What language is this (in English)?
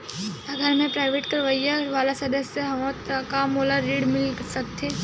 Chhattisgarhi